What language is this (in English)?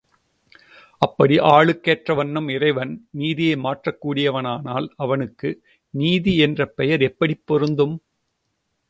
Tamil